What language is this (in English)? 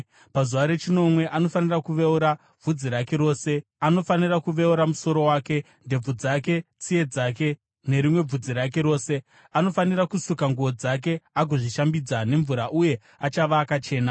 Shona